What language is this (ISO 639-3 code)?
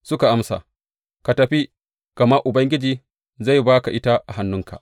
hau